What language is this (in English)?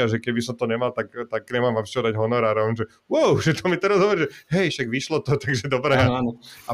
Slovak